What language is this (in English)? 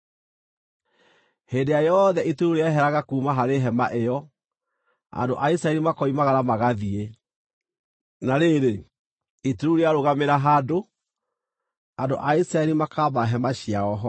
Kikuyu